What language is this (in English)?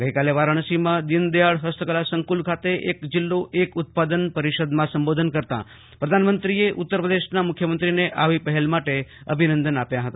Gujarati